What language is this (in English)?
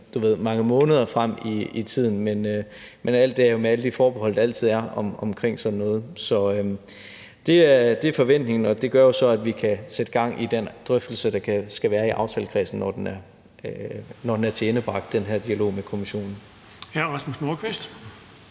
Danish